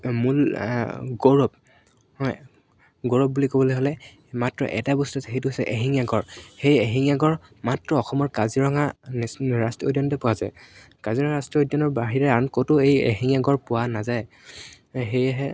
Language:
Assamese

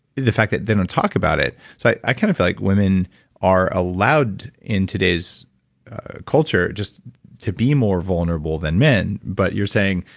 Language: English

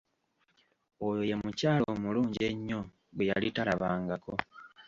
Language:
Ganda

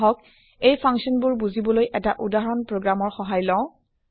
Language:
Assamese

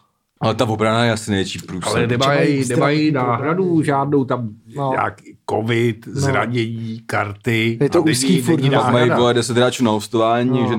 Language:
Czech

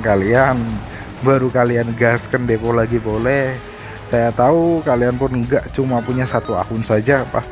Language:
Indonesian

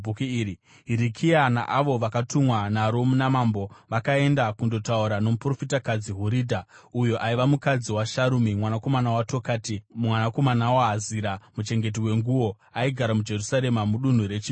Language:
Shona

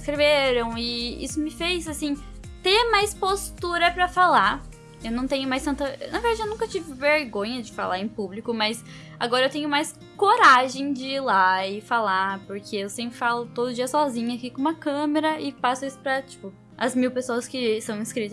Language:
Portuguese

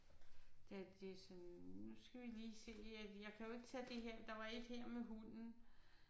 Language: Danish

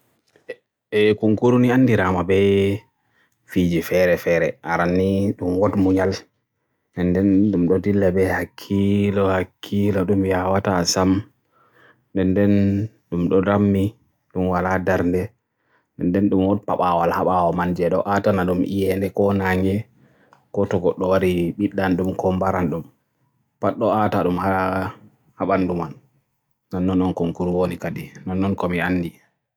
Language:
Borgu Fulfulde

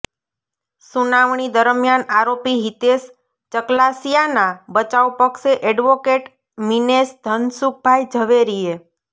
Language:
Gujarati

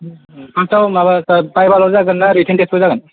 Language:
Bodo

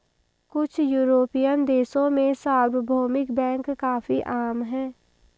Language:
Hindi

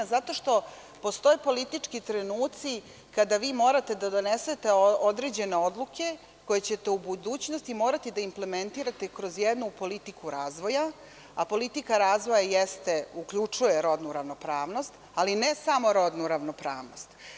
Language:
Serbian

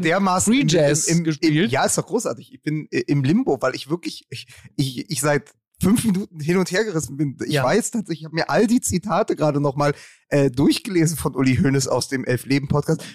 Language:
German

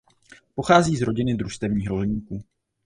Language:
Czech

